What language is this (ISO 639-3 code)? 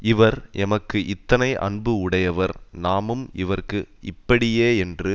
tam